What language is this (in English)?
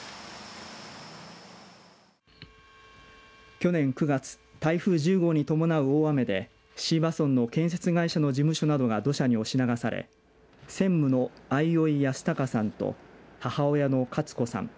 Japanese